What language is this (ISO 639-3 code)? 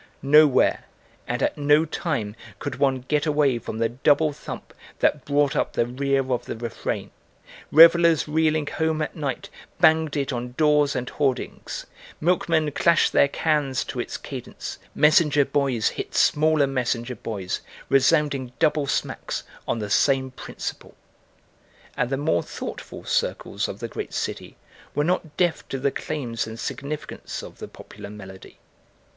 eng